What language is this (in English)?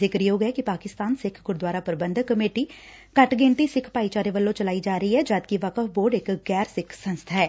Punjabi